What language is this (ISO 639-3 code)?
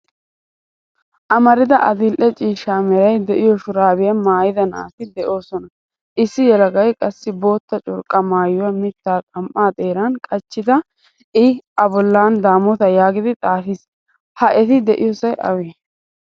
wal